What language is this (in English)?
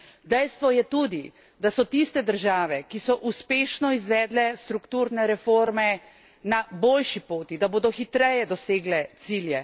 Slovenian